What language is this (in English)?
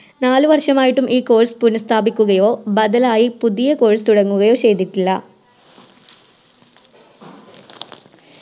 Malayalam